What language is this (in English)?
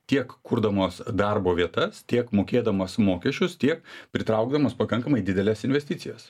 Lithuanian